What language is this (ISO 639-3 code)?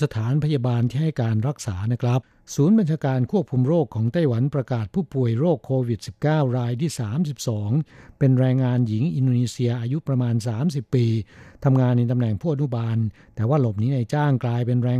tha